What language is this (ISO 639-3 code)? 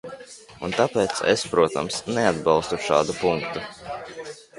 lav